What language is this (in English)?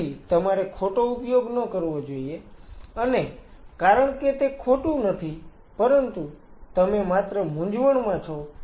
Gujarati